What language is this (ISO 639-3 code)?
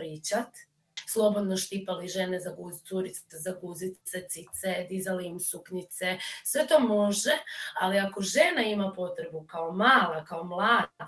hrv